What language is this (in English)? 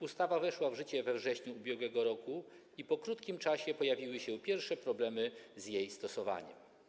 Polish